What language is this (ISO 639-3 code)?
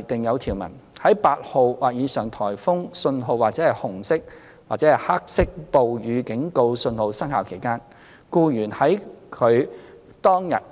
yue